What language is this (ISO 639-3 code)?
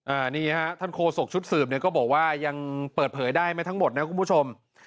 tha